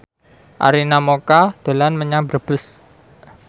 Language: Javanese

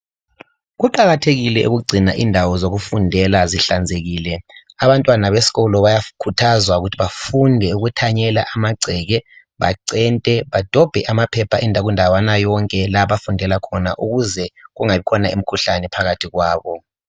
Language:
North Ndebele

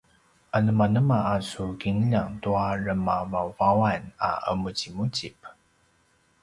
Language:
Paiwan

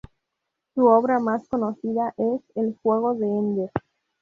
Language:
Spanish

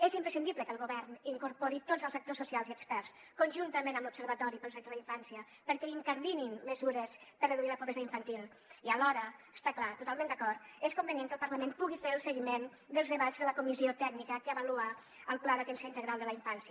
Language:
Catalan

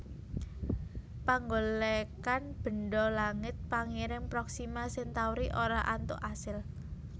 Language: Javanese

